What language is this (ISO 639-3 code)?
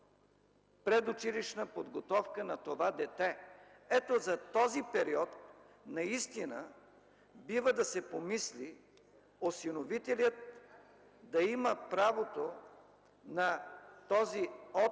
bul